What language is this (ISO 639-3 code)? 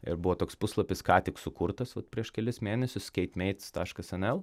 lit